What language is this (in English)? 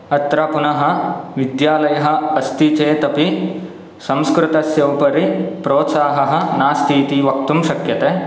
Sanskrit